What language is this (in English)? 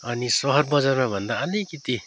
Nepali